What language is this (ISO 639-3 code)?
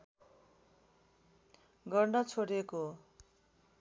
nep